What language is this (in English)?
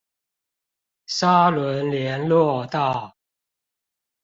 Chinese